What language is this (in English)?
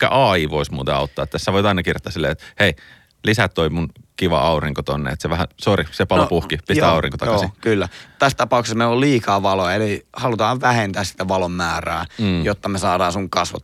Finnish